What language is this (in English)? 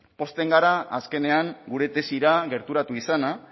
Basque